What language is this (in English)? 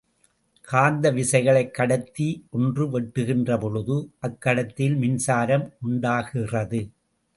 Tamil